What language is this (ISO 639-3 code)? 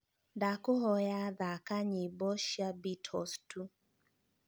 kik